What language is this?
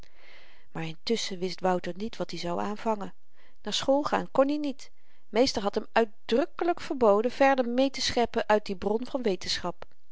Dutch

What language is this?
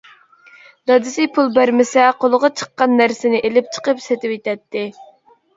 Uyghur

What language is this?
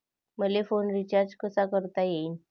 Marathi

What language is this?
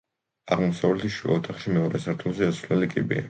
Georgian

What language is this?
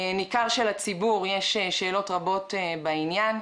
Hebrew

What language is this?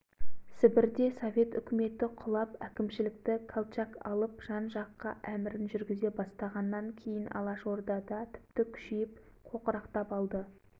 Kazakh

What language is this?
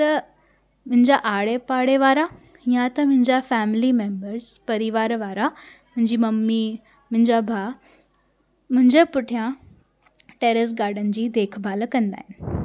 Sindhi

